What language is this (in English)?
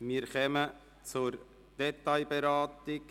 Swiss German